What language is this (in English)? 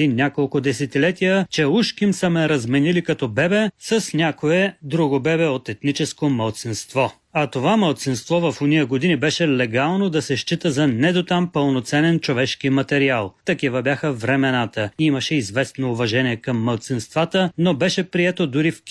Bulgarian